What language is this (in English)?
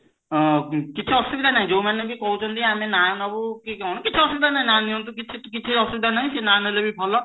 Odia